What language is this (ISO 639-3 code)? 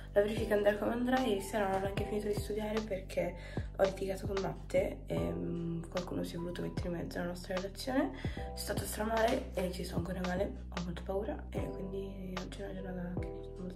ita